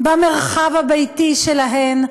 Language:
Hebrew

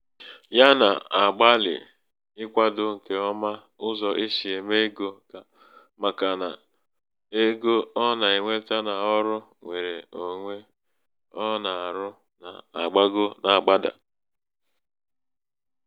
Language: Igbo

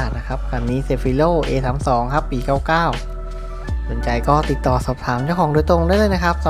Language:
Thai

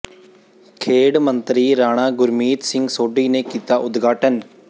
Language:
Punjabi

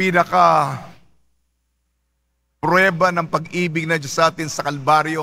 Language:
Filipino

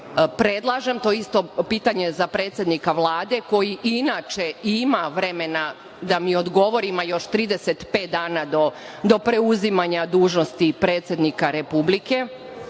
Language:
Serbian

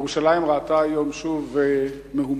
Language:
Hebrew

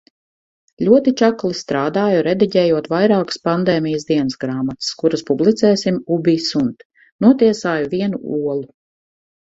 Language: Latvian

